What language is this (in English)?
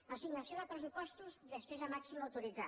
Catalan